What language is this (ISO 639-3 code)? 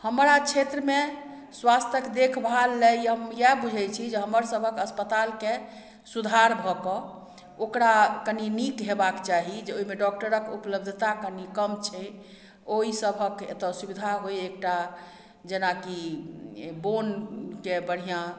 mai